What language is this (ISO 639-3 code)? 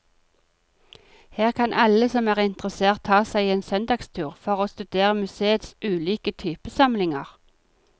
nor